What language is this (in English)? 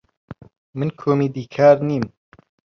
Central Kurdish